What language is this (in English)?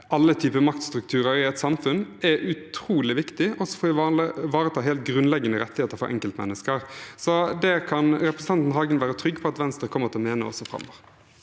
Norwegian